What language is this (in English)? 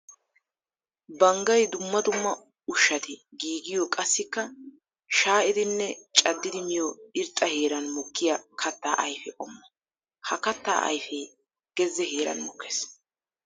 Wolaytta